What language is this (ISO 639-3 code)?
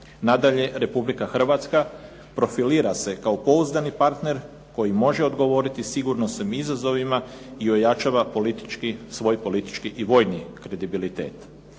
hrv